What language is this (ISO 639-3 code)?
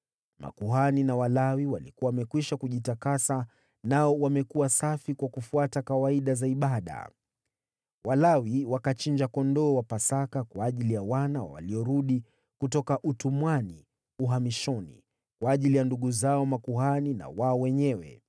swa